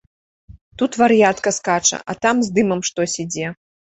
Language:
Belarusian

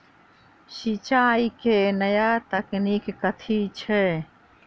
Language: Maithili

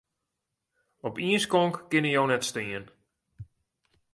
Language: Western Frisian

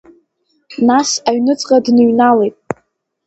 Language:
Abkhazian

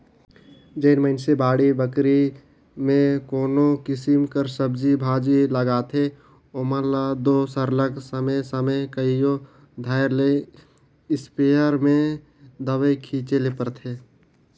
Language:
Chhattisgarhi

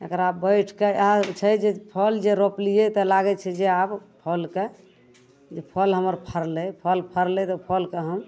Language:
Maithili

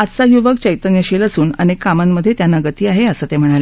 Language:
Marathi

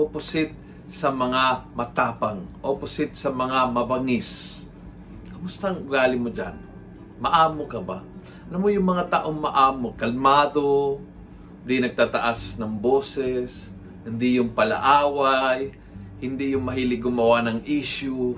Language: Filipino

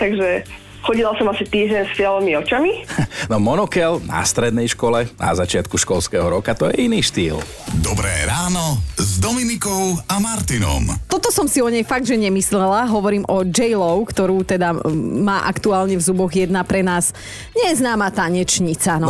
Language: Slovak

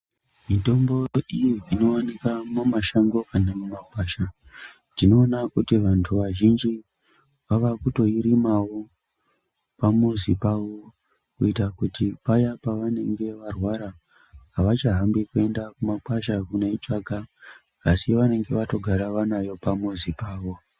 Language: Ndau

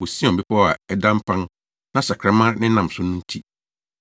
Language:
Akan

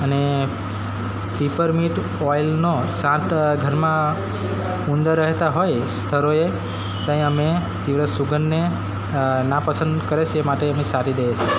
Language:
Gujarati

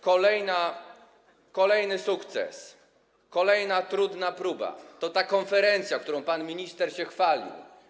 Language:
Polish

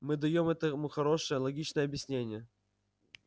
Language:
Russian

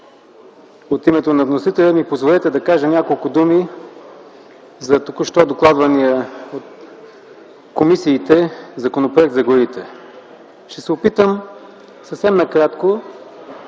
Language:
Bulgarian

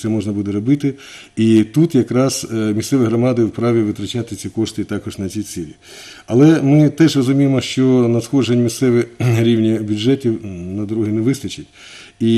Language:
Ukrainian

